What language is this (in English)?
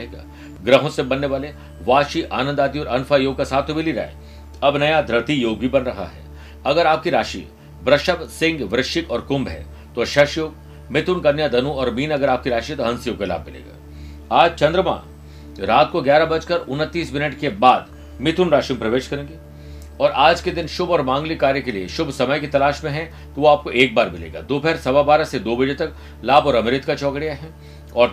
Hindi